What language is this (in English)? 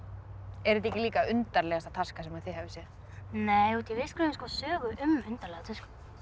Icelandic